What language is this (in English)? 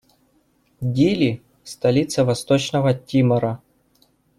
Russian